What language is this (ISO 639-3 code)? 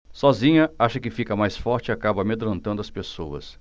por